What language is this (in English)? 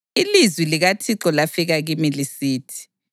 North Ndebele